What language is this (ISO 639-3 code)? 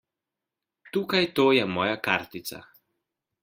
slv